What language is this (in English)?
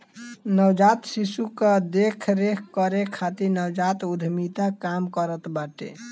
Bhojpuri